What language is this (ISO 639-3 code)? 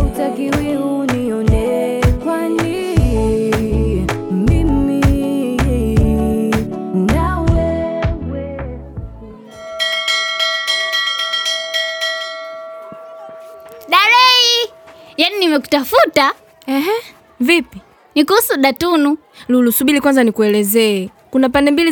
swa